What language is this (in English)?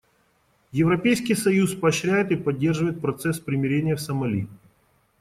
Russian